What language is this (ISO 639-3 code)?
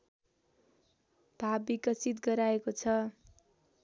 nep